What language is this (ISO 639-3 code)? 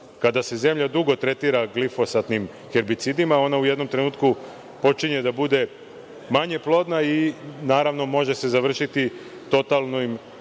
srp